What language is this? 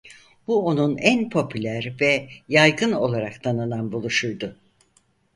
Turkish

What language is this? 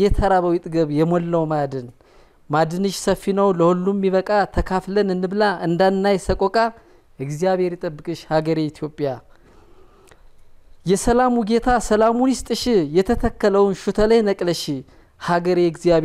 Arabic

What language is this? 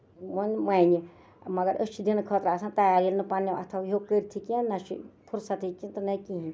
Kashmiri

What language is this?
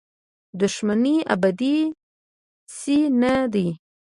Pashto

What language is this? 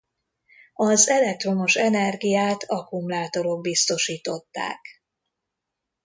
Hungarian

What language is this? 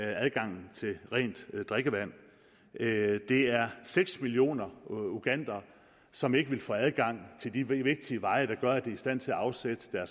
Danish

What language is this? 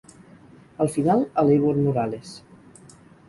Catalan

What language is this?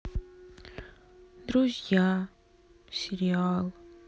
Russian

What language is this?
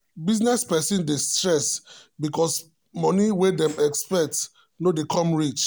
Nigerian Pidgin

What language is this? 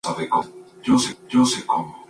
Spanish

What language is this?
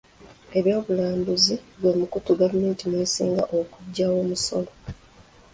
Ganda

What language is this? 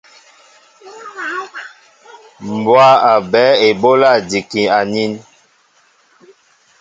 Mbo (Cameroon)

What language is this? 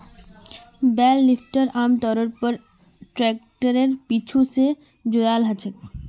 Magahi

